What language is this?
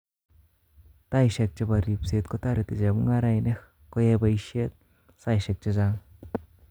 Kalenjin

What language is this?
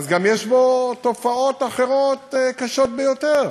Hebrew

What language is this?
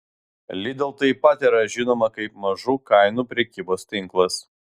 Lithuanian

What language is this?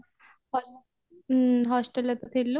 Odia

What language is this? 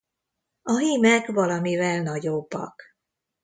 Hungarian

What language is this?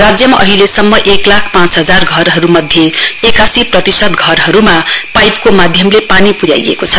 Nepali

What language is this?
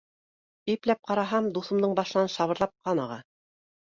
Bashkir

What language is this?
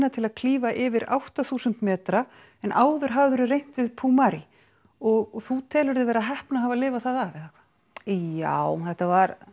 Icelandic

